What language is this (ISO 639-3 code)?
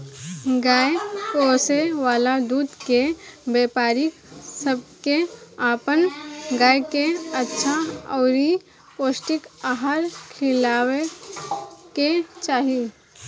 bho